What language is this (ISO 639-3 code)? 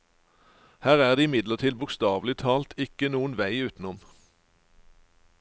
nor